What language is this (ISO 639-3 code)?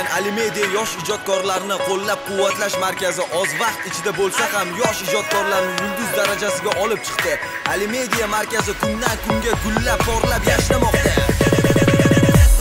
dan